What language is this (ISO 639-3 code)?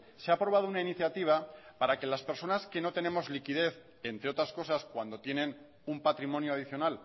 spa